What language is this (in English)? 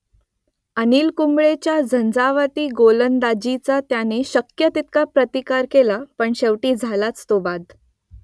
Marathi